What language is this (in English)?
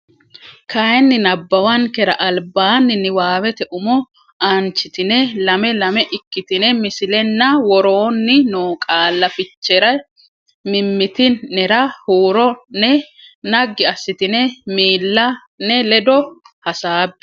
Sidamo